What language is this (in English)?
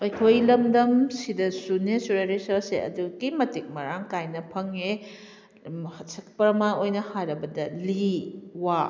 Manipuri